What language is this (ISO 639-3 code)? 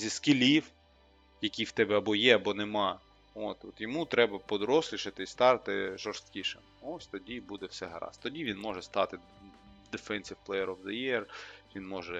ukr